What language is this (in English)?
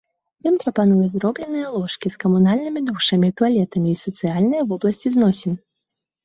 Belarusian